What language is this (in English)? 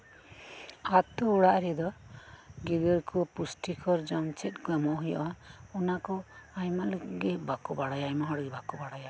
Santali